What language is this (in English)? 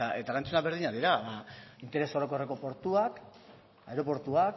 Basque